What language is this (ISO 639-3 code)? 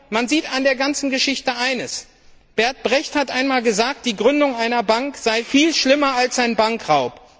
deu